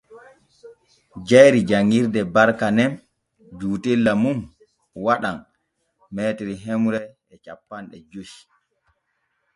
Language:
Borgu Fulfulde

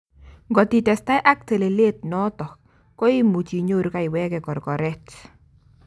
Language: Kalenjin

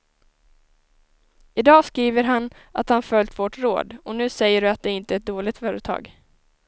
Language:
Swedish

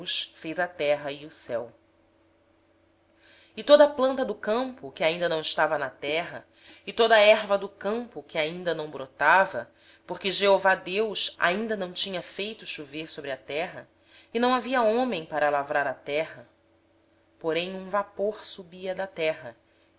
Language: Portuguese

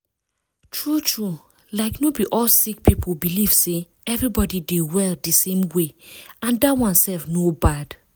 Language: Nigerian Pidgin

